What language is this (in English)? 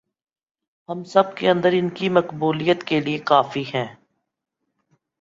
Urdu